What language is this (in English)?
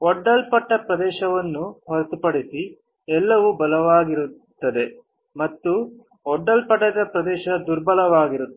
Kannada